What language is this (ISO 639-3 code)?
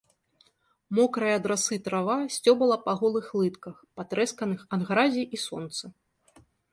bel